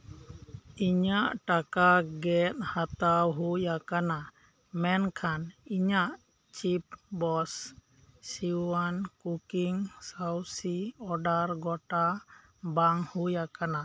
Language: Santali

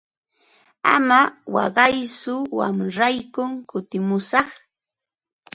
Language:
Ambo-Pasco Quechua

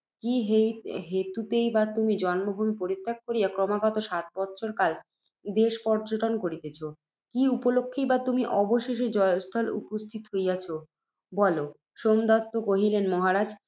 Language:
Bangla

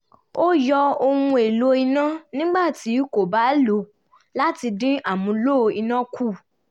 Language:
Yoruba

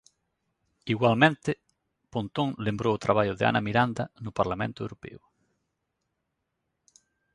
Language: Galician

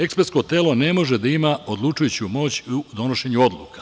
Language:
Serbian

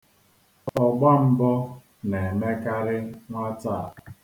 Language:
Igbo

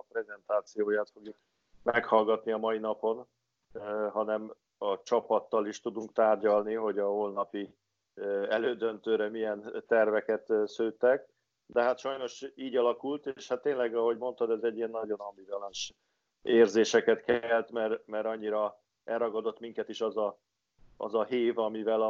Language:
Hungarian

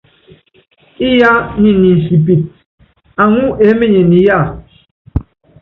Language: Yangben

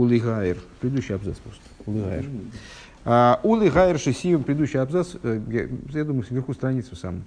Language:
Russian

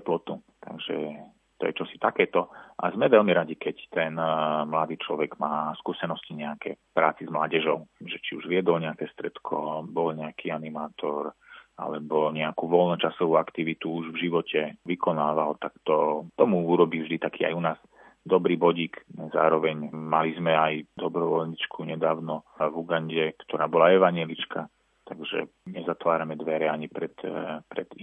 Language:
Slovak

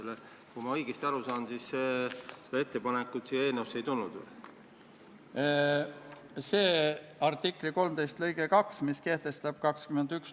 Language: Estonian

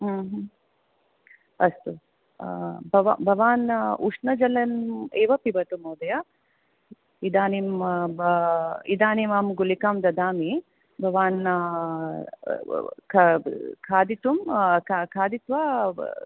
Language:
Sanskrit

